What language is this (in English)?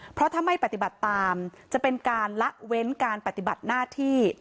Thai